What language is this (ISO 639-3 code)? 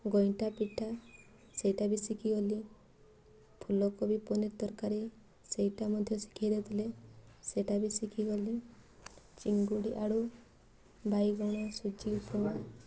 ori